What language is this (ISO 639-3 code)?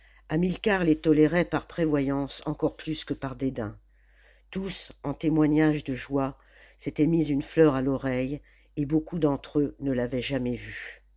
fra